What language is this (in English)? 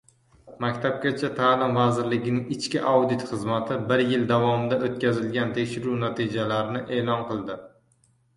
Uzbek